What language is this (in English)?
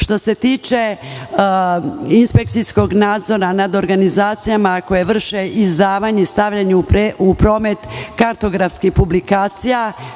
Serbian